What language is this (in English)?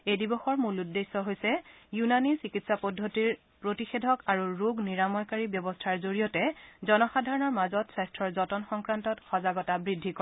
Assamese